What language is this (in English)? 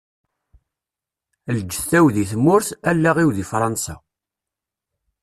Kabyle